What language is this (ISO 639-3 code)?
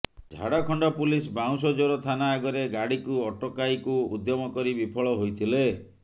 ori